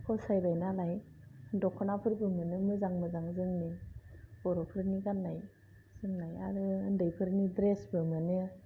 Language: Bodo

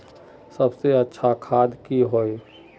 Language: Magahi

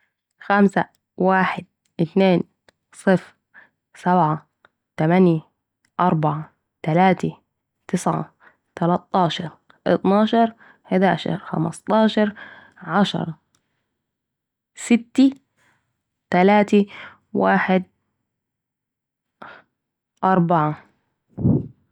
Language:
Saidi Arabic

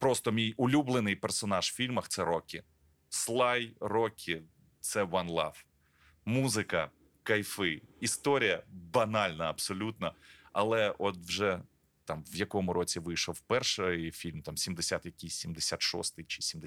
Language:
Ukrainian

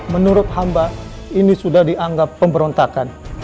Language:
Indonesian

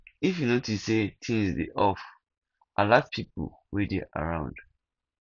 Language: Nigerian Pidgin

